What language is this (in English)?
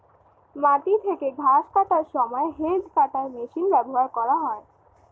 Bangla